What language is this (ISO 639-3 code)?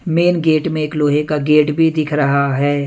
hin